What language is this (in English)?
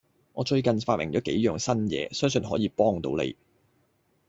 Cantonese